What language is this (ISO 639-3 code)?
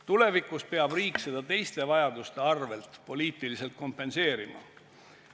est